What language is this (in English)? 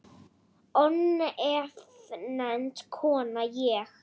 Icelandic